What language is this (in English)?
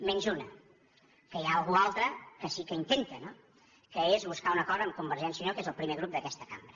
Catalan